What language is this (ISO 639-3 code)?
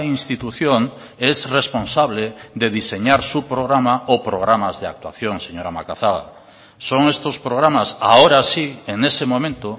spa